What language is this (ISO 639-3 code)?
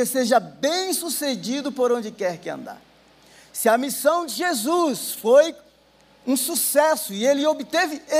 por